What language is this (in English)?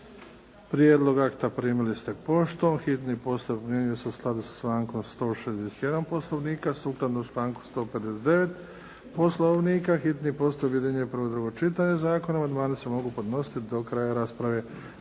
Croatian